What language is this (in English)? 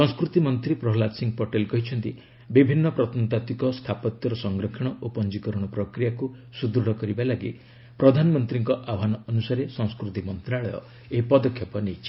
Odia